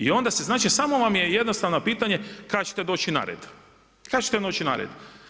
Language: Croatian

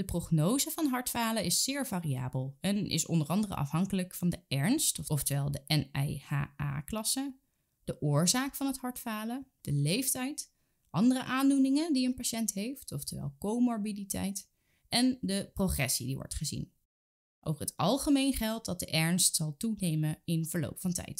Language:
Dutch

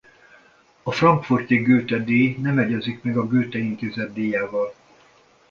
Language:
Hungarian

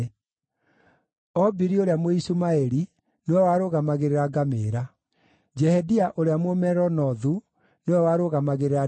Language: Kikuyu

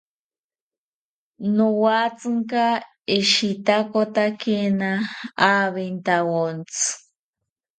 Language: South Ucayali Ashéninka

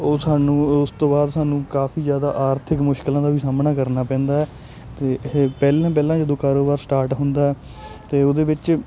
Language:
Punjabi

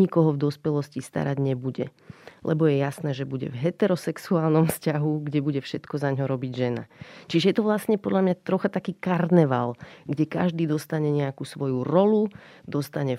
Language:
Slovak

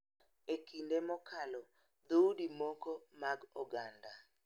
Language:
Luo (Kenya and Tanzania)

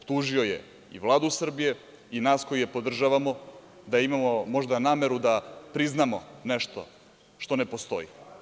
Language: Serbian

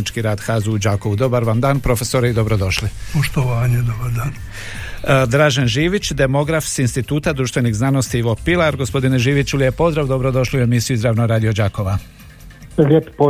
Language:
Croatian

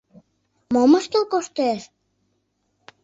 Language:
Mari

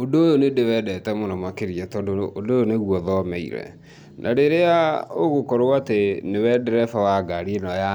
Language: Kikuyu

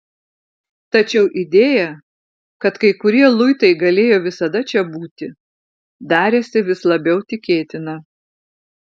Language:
Lithuanian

